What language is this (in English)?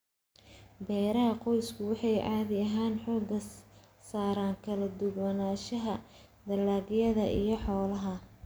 Somali